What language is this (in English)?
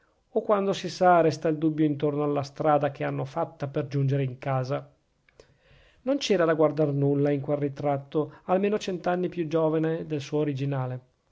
Italian